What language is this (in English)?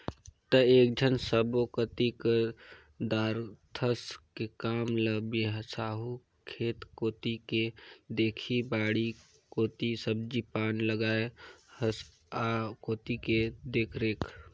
Chhattisgarhi